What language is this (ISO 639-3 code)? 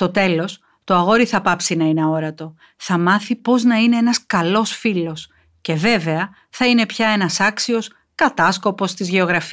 ell